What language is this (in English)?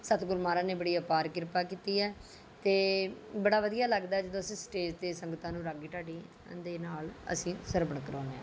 Punjabi